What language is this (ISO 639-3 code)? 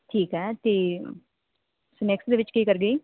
pan